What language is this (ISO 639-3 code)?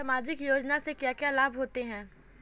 hin